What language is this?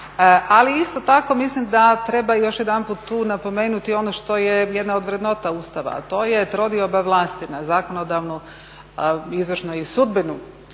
Croatian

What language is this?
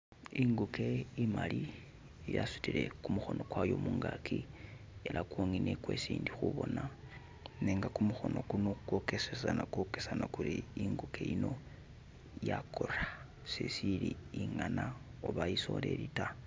Masaaba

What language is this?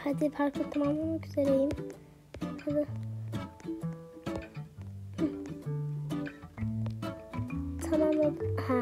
Turkish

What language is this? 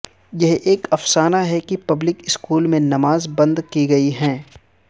Urdu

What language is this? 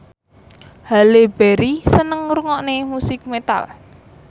Javanese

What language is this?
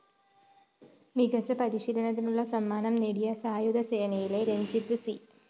Malayalam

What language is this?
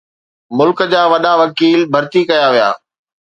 Sindhi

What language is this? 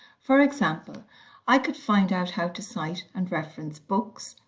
English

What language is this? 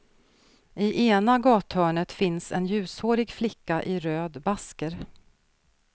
Swedish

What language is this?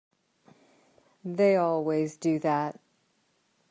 English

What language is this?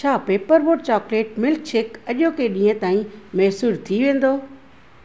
Sindhi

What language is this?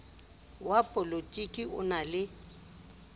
Southern Sotho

